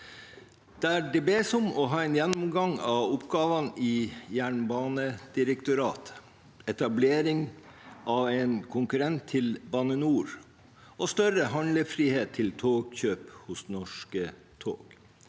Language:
Norwegian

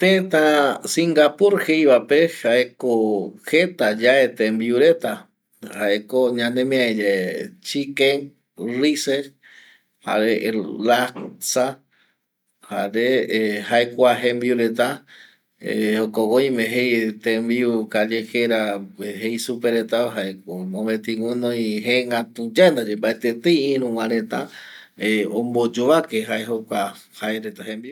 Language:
Eastern Bolivian Guaraní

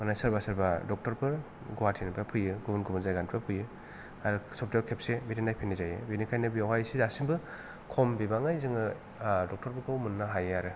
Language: Bodo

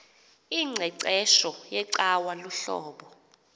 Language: Xhosa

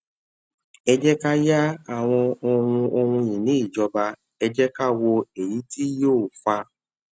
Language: Yoruba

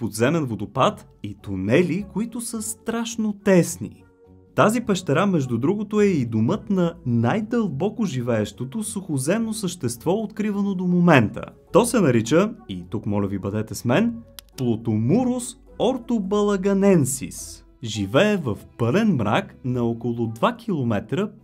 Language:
Bulgarian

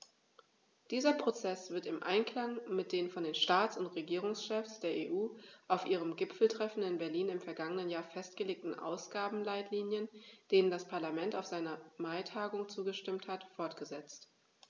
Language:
German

